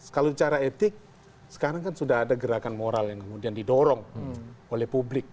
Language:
Indonesian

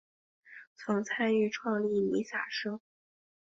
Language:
Chinese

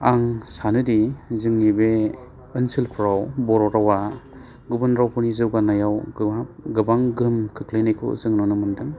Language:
Bodo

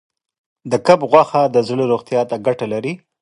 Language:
Pashto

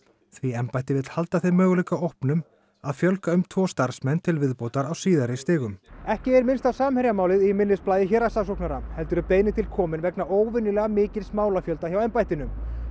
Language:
Icelandic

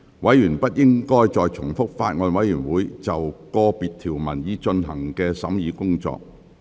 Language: Cantonese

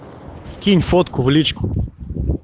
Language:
Russian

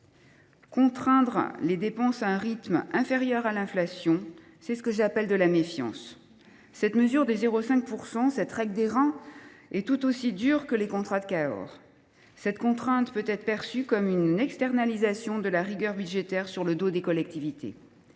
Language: French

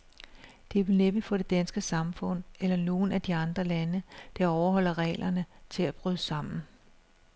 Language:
Danish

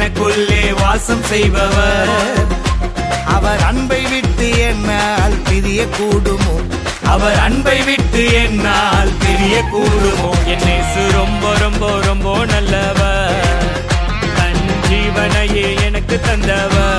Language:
Urdu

